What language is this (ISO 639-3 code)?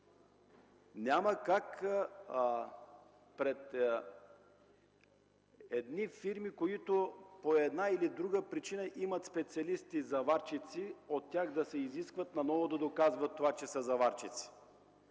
bul